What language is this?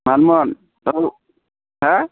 Bodo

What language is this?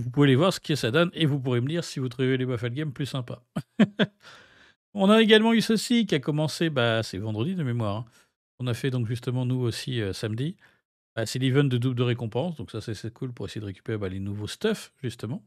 French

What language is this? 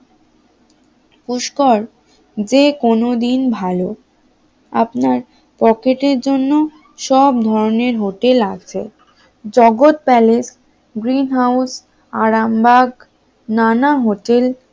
Bangla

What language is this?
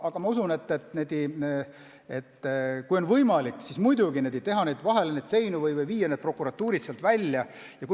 Estonian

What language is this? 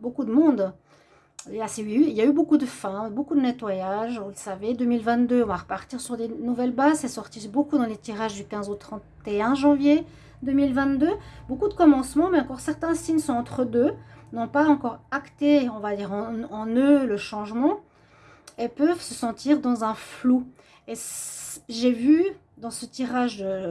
French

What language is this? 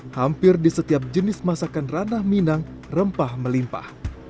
Indonesian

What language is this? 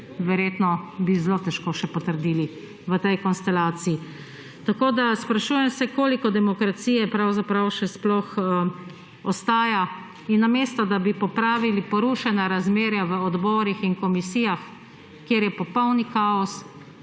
Slovenian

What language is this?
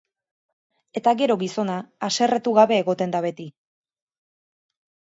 Basque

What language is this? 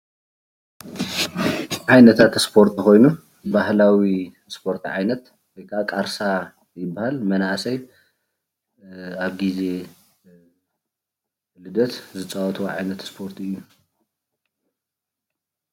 Tigrinya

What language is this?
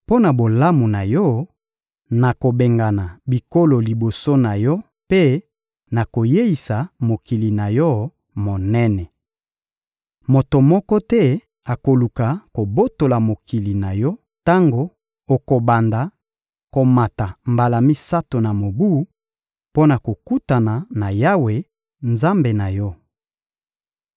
Lingala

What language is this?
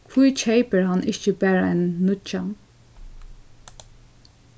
Faroese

